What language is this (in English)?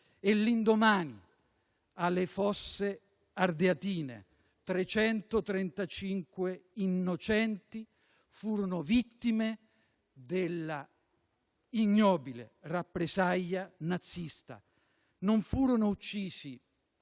Italian